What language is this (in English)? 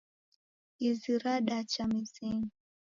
Taita